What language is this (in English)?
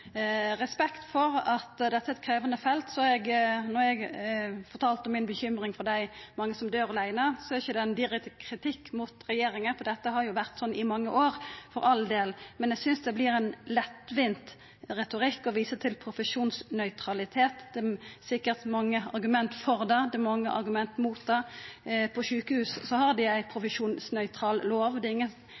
Norwegian Nynorsk